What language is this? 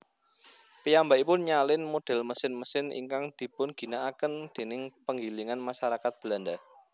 Javanese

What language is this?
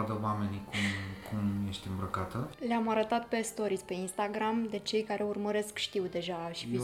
Romanian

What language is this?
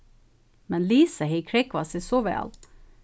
Faroese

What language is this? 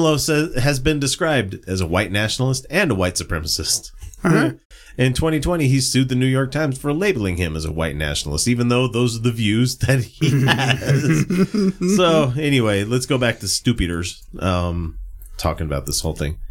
English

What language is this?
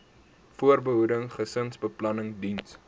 Afrikaans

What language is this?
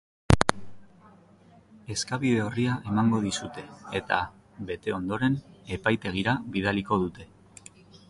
Basque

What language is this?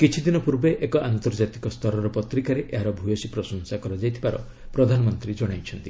Odia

